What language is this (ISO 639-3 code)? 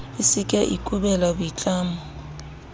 sot